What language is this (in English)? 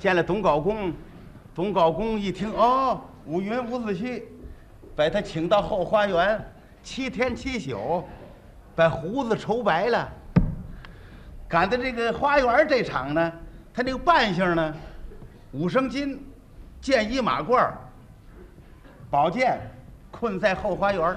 Chinese